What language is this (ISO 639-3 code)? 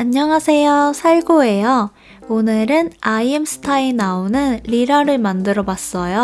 kor